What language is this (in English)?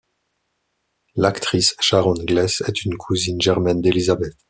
French